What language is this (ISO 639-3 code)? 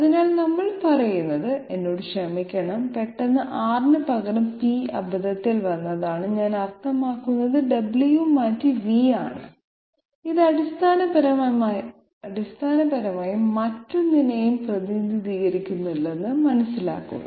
mal